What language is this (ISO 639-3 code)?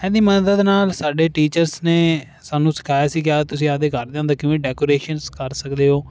pan